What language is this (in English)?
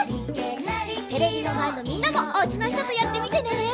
Japanese